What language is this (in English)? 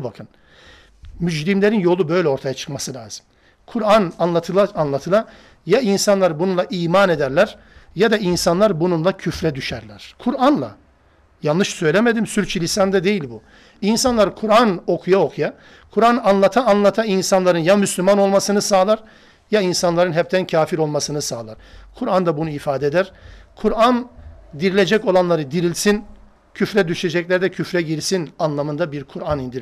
Turkish